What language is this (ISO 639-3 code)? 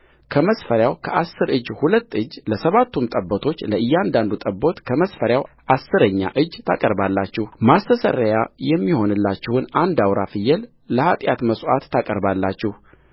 amh